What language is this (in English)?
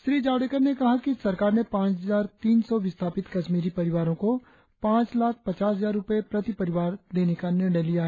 Hindi